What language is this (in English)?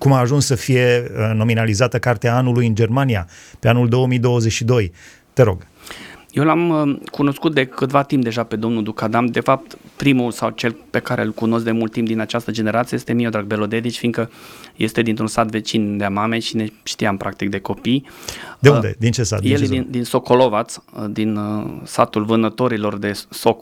Romanian